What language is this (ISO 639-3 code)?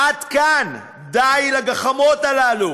heb